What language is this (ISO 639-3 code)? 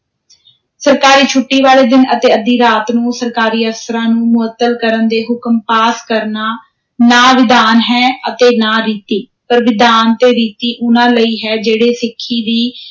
pan